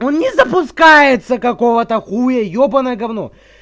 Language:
Russian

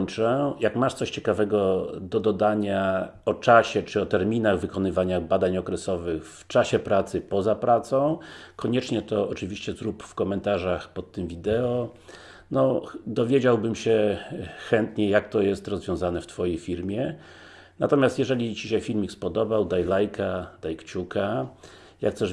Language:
Polish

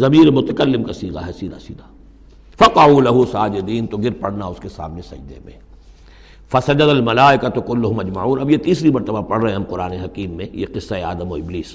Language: Urdu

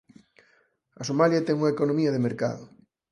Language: Galician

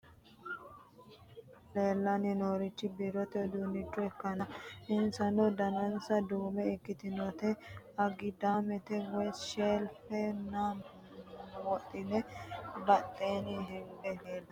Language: Sidamo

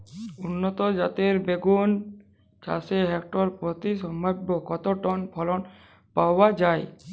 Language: Bangla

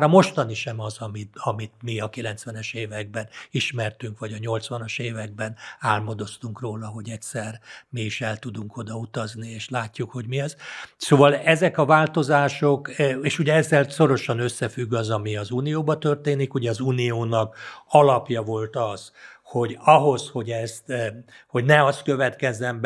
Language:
Hungarian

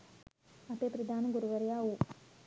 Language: Sinhala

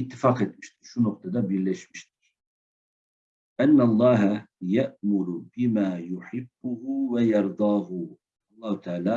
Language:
Turkish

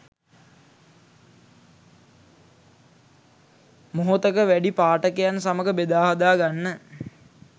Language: Sinhala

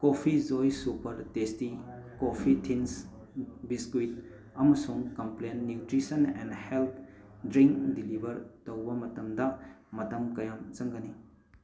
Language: Manipuri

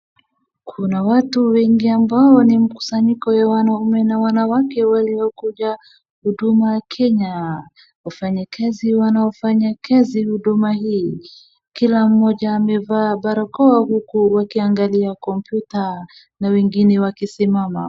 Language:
Swahili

